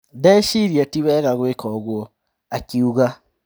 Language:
Kikuyu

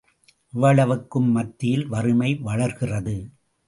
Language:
Tamil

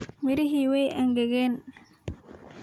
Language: Somali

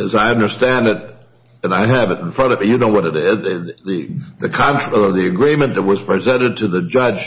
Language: English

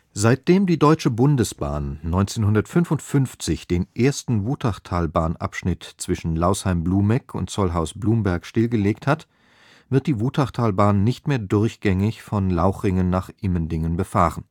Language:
German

